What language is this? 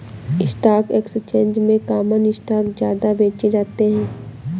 Hindi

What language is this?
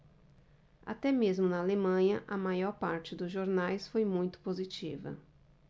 Portuguese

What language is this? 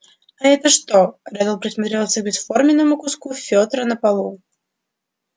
Russian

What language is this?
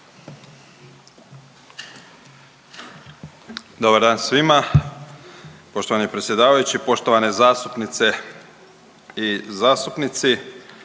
Croatian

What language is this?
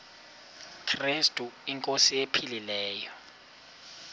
Xhosa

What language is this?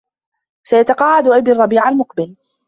Arabic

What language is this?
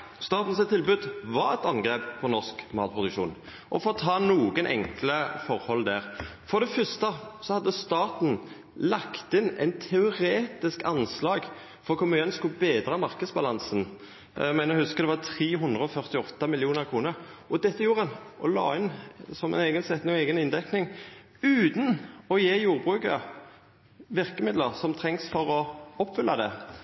Norwegian Nynorsk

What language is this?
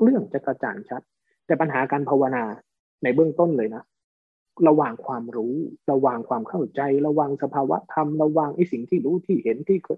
Thai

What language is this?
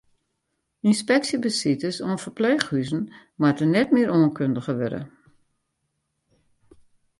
Western Frisian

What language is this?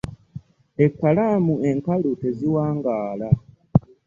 Ganda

